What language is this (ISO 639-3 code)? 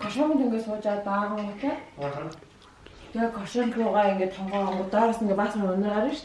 deu